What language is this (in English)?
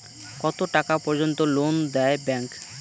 Bangla